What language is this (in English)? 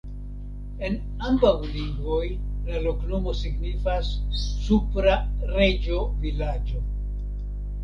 Esperanto